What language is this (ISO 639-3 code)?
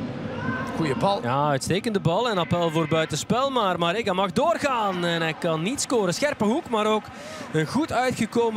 nld